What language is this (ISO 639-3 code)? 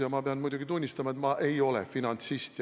est